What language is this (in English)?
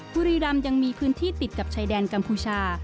Thai